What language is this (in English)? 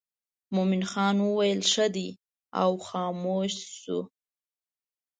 Pashto